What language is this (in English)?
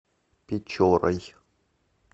Russian